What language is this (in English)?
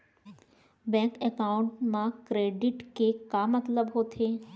Chhattisgarhi